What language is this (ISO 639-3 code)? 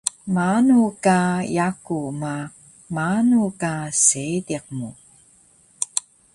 trv